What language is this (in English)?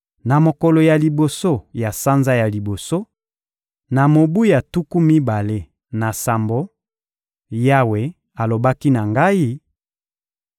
Lingala